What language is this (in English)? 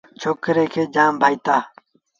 Sindhi Bhil